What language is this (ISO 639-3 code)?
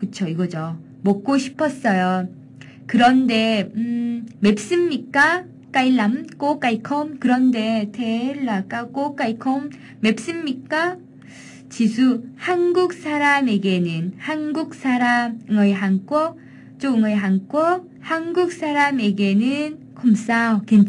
kor